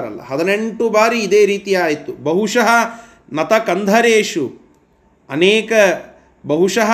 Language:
Kannada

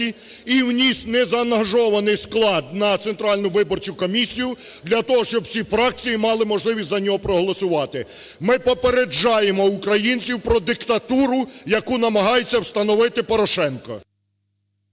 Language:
Ukrainian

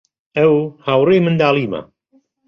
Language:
Central Kurdish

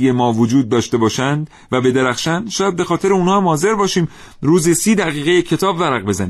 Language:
Persian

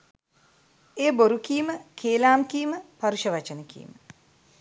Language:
Sinhala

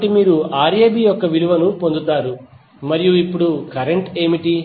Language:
Telugu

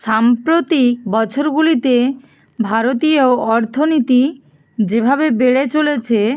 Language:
Bangla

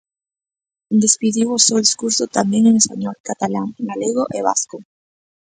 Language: Galician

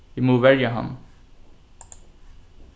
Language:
Faroese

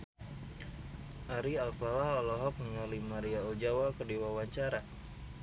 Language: Sundanese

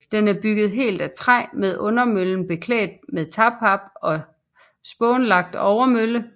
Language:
Danish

